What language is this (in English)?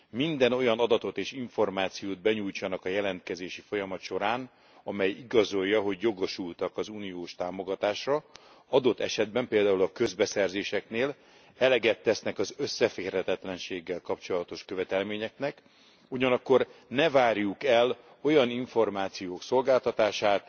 Hungarian